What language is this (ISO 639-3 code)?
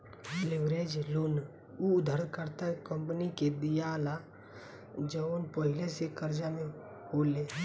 bho